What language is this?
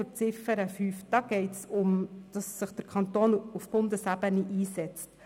Swiss German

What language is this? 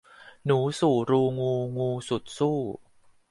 Thai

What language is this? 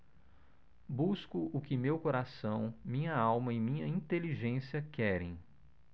Portuguese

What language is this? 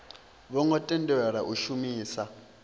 Venda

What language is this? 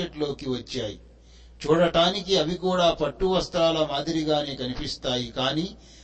Telugu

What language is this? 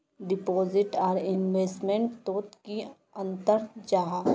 Magahi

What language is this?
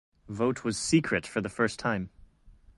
English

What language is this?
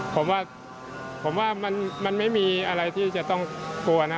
Thai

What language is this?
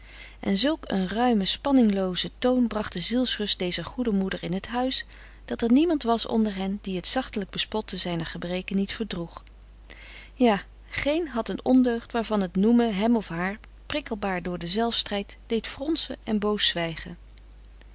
Dutch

